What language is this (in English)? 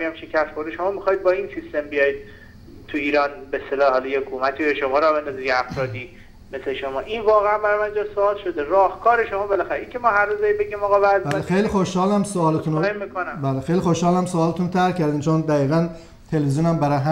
Persian